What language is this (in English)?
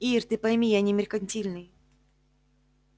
Russian